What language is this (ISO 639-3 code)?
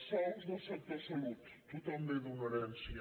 cat